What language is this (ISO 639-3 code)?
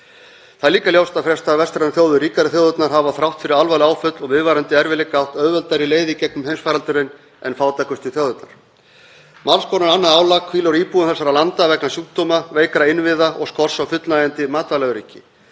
isl